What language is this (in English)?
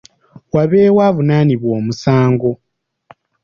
Ganda